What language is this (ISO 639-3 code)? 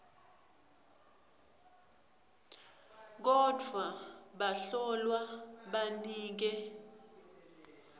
ssw